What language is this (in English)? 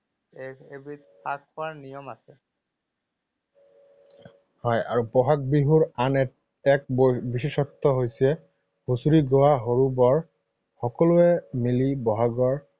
Assamese